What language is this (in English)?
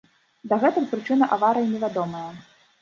Belarusian